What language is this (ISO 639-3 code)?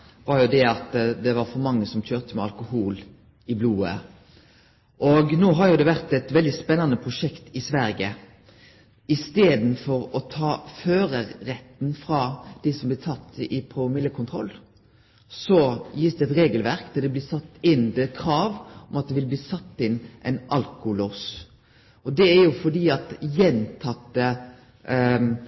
nno